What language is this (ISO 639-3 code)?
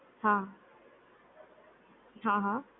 guj